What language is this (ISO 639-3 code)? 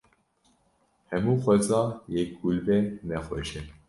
kur